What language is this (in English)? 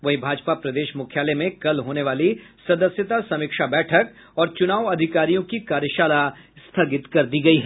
Hindi